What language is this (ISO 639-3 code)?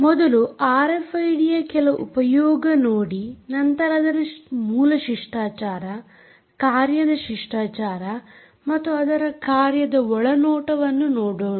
kan